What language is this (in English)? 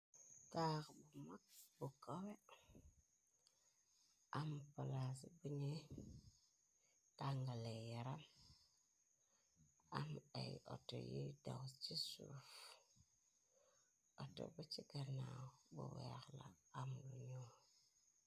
Wolof